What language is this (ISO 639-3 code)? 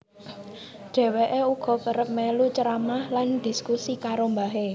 jav